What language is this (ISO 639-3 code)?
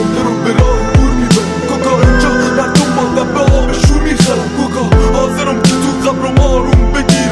fas